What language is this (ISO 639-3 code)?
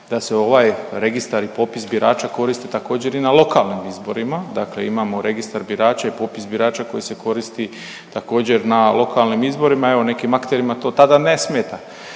hrv